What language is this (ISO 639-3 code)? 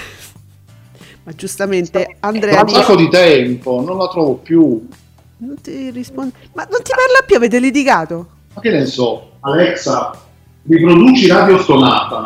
ita